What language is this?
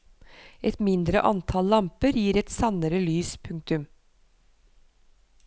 Norwegian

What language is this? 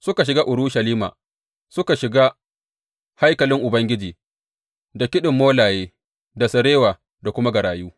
Hausa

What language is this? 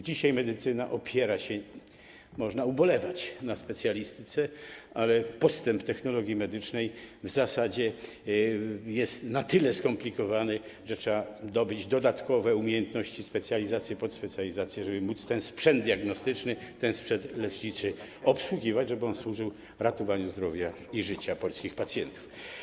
Polish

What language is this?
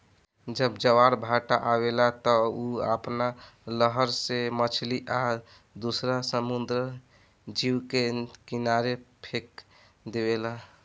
Bhojpuri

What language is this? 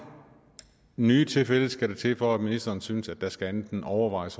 Danish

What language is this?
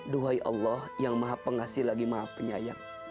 Indonesian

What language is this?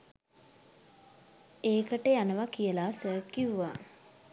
Sinhala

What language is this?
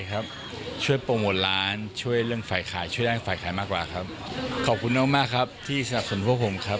Thai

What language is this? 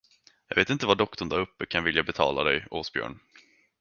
Swedish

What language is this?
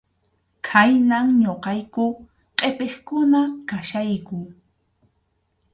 Arequipa-La Unión Quechua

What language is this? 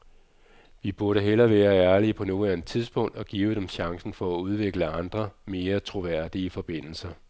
Danish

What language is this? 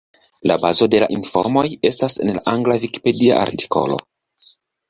Esperanto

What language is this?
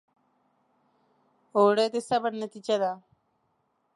Pashto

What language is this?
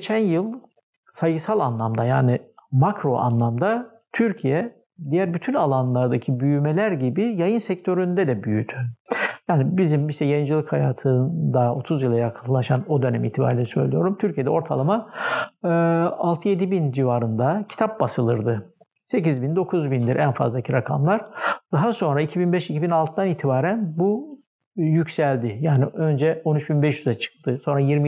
Turkish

